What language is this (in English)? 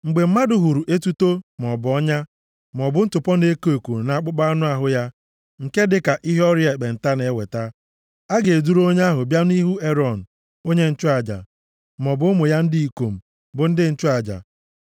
Igbo